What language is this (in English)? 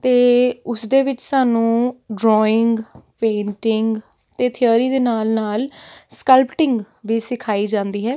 Punjabi